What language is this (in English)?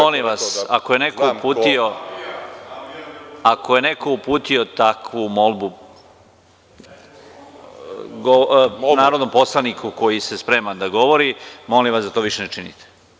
Serbian